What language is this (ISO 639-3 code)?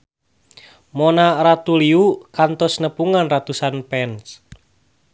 sun